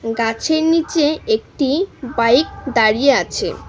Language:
Bangla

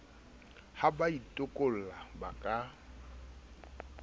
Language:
Southern Sotho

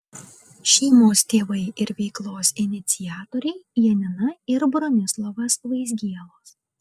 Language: Lithuanian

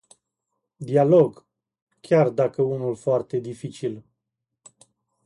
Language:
Romanian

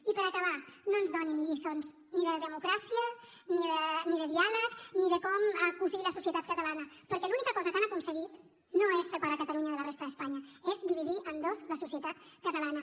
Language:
Catalan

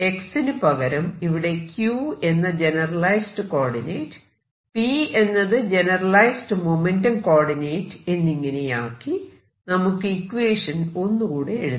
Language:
Malayalam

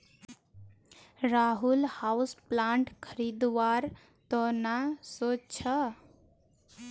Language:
Magahi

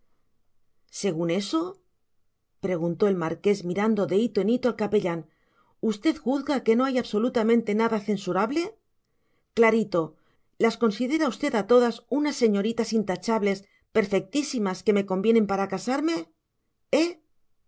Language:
Spanish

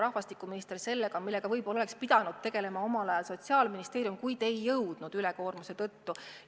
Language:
Estonian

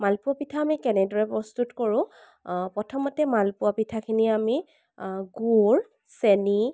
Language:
Assamese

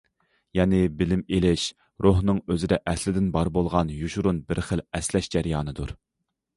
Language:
Uyghur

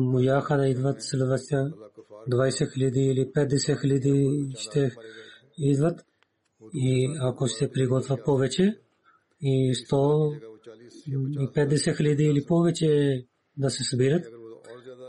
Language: Bulgarian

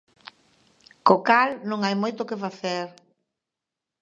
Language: Galician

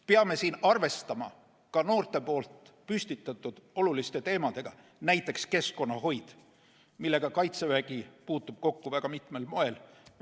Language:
Estonian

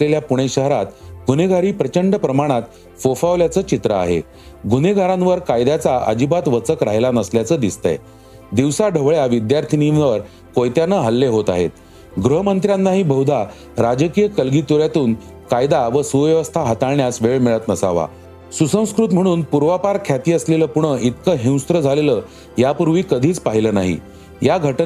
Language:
Marathi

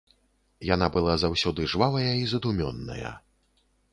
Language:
Belarusian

